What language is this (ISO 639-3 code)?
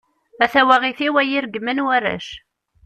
kab